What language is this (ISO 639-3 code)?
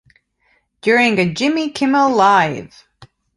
eng